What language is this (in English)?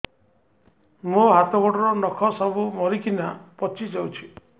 Odia